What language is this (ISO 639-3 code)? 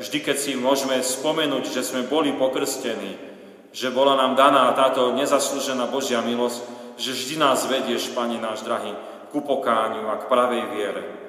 slk